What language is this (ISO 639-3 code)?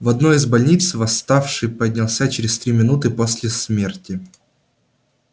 rus